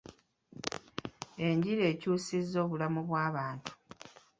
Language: Ganda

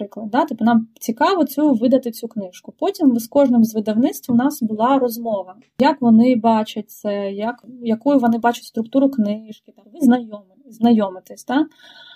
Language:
Ukrainian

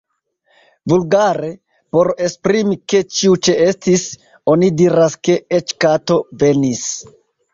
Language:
Esperanto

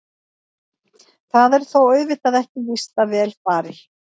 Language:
Icelandic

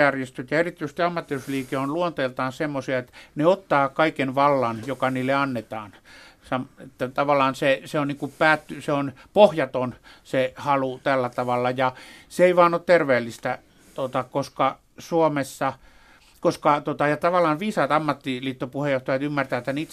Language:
Finnish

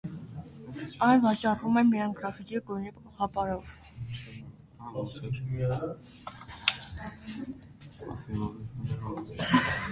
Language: Armenian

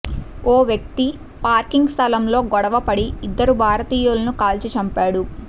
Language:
Telugu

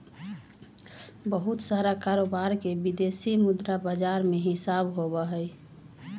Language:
Magahi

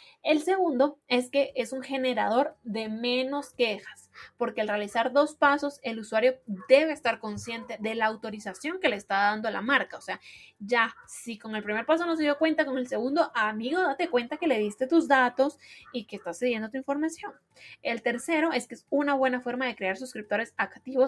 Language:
Spanish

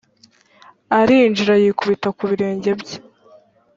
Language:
Kinyarwanda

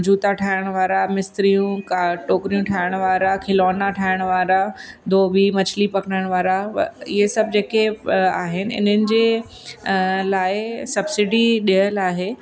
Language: Sindhi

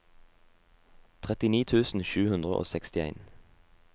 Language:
Norwegian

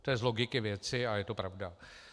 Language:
Czech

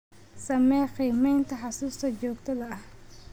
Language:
Somali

